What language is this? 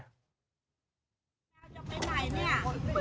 Thai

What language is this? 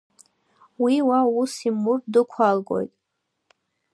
Abkhazian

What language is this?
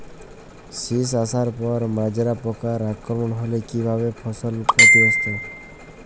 Bangla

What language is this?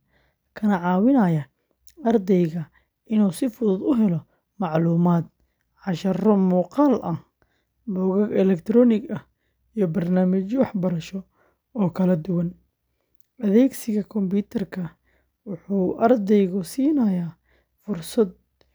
Somali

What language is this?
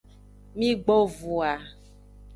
Aja (Benin)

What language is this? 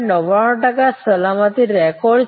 Gujarati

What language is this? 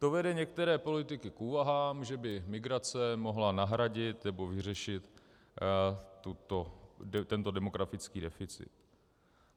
Czech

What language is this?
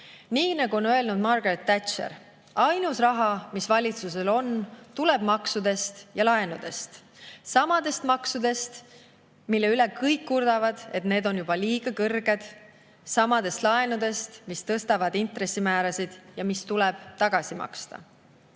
Estonian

